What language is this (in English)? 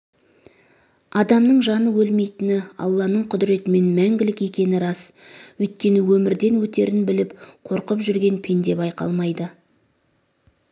Kazakh